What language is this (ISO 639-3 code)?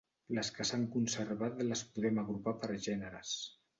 cat